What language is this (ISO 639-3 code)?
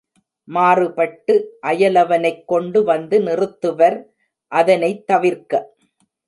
tam